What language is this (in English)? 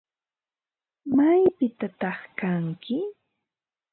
Ambo-Pasco Quechua